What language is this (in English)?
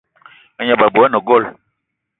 Eton (Cameroon)